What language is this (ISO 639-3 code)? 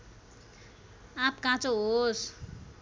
nep